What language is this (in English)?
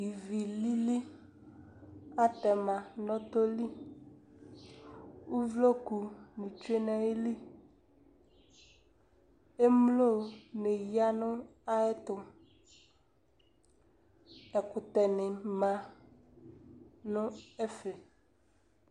Ikposo